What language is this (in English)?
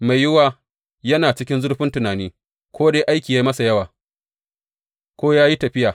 Hausa